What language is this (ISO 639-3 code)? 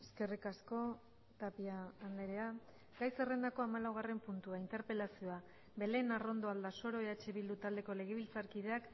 eus